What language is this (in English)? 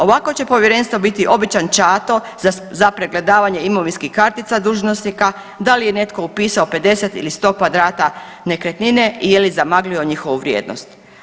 Croatian